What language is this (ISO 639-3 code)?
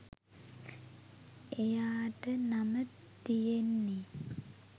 sin